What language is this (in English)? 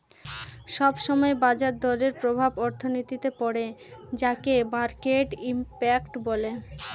Bangla